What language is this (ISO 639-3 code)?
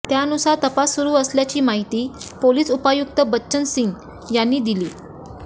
mar